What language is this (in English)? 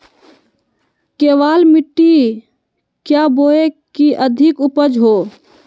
Magahi